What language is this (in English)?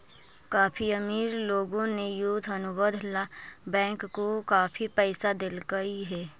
Magahi